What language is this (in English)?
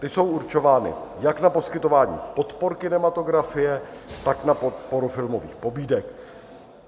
Czech